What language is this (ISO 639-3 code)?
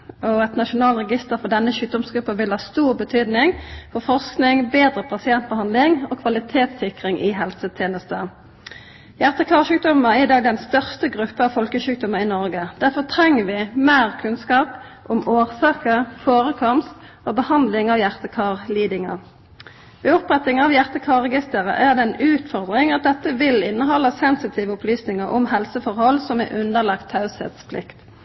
nno